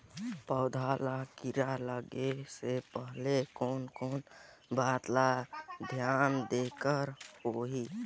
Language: Chhattisgarhi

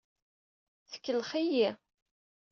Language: Kabyle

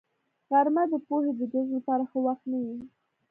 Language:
Pashto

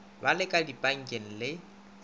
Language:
Northern Sotho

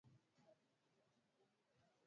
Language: Swahili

